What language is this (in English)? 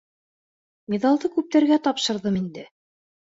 Bashkir